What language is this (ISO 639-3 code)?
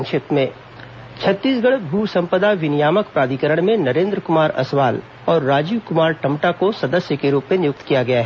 hin